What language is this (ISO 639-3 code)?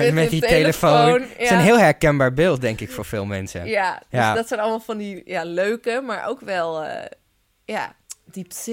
nld